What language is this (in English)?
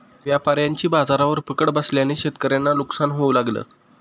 Marathi